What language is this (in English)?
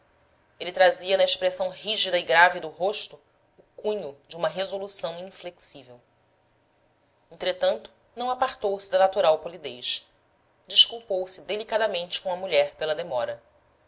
Portuguese